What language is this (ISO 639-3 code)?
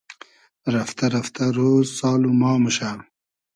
haz